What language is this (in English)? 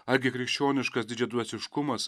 Lithuanian